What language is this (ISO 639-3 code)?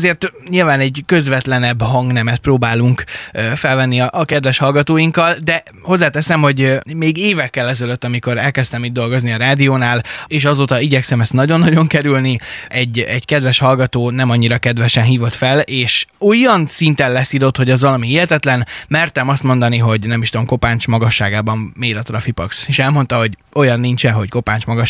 hun